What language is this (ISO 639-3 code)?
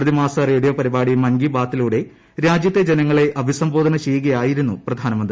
mal